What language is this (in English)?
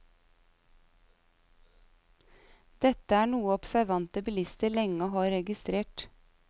Norwegian